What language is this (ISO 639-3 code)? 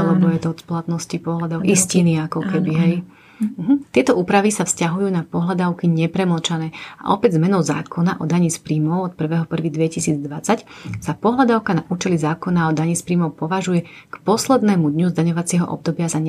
slk